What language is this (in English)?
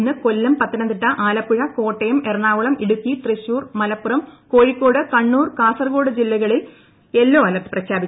Malayalam